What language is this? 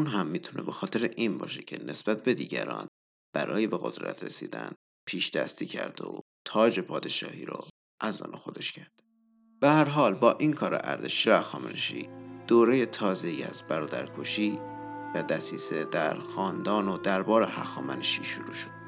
Persian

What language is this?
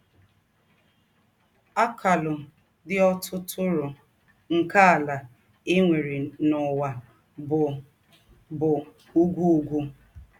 Igbo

